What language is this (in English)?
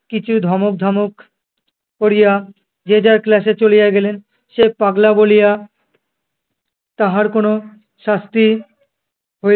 Bangla